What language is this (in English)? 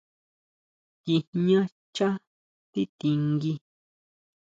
Huautla Mazatec